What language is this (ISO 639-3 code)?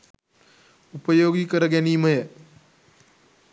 sin